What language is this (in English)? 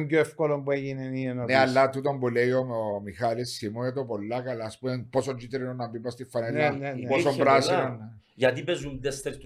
Greek